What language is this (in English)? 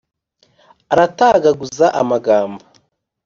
Kinyarwanda